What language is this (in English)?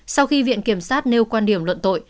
Vietnamese